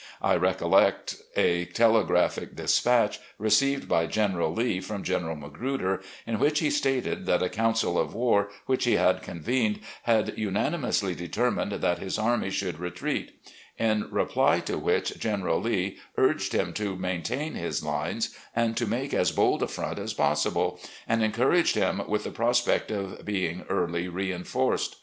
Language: English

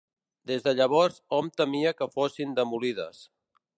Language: Catalan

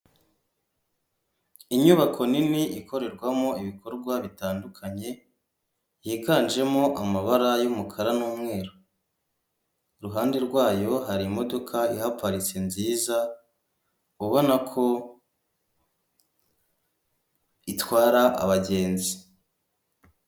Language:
Kinyarwanda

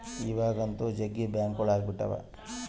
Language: Kannada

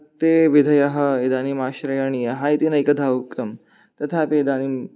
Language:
Sanskrit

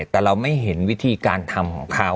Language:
Thai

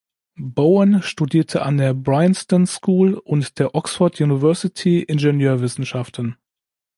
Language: German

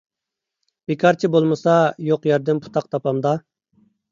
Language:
Uyghur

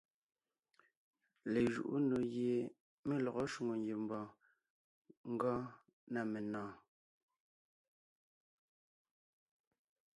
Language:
Ngiemboon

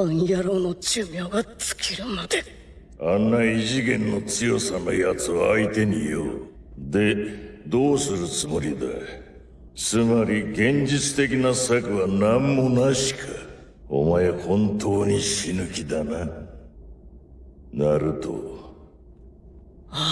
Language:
Japanese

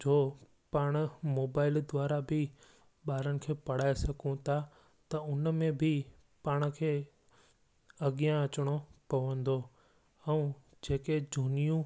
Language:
Sindhi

